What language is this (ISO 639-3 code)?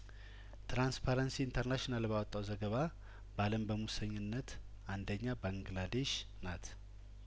amh